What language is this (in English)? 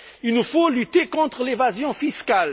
French